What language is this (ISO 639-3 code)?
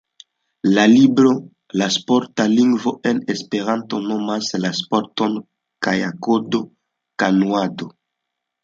epo